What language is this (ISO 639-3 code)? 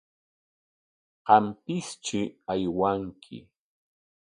qwa